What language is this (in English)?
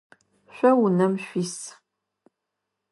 Adyghe